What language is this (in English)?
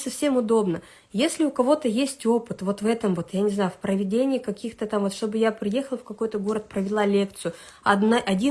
Russian